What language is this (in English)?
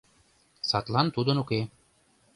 Mari